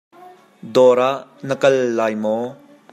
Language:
Hakha Chin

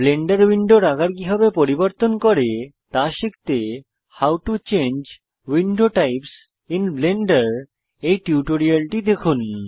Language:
Bangla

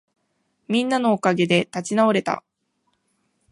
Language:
Japanese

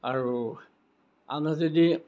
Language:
Assamese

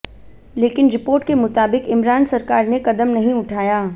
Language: Hindi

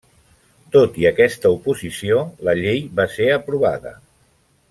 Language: Catalan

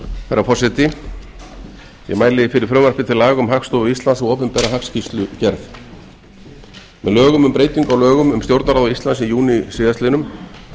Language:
Icelandic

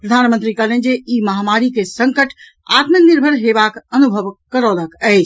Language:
Maithili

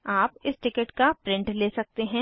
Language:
Hindi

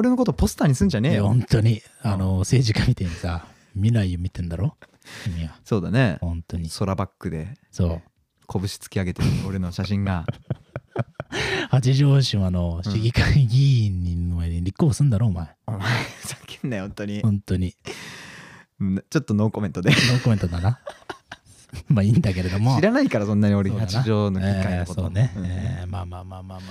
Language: Japanese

